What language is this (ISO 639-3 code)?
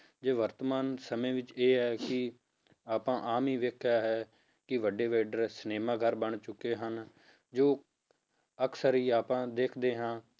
pan